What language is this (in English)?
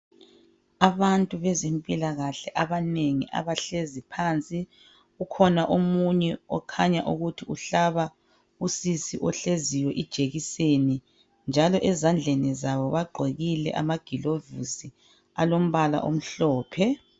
North Ndebele